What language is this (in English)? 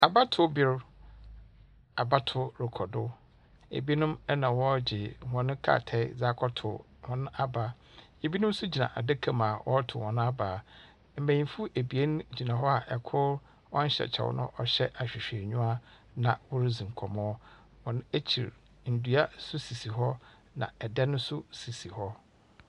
Akan